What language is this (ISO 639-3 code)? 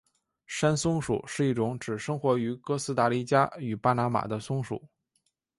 zho